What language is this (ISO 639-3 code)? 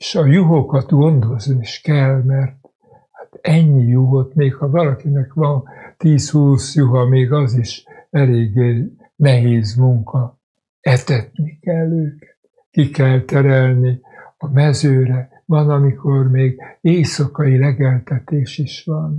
hun